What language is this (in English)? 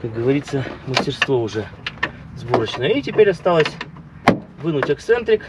Russian